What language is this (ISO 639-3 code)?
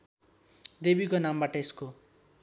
nep